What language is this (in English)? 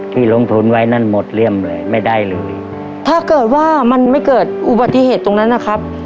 Thai